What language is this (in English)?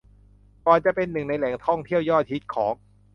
Thai